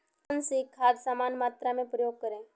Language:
Hindi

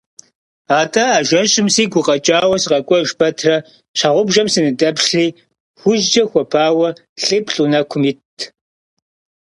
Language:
Kabardian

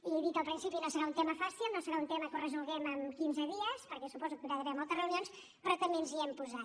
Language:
Catalan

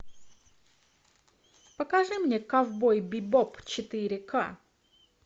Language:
Russian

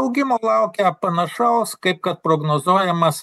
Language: Lithuanian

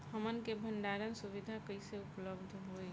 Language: Bhojpuri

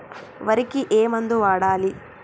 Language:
Telugu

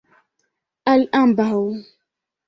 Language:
Esperanto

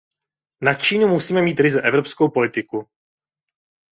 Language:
Czech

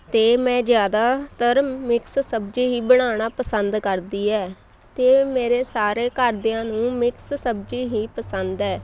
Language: Punjabi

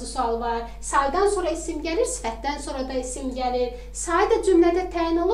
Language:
Turkish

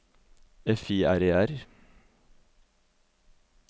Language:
Norwegian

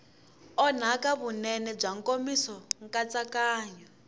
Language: Tsonga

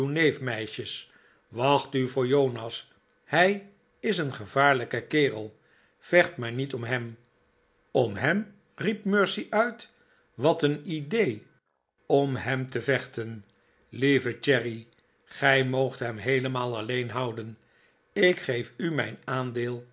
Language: Dutch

